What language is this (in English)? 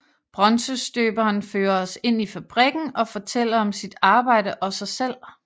Danish